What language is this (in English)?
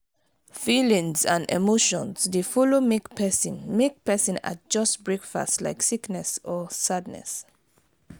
Nigerian Pidgin